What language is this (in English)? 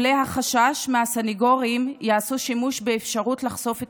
Hebrew